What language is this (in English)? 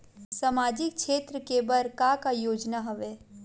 Chhattisgarhi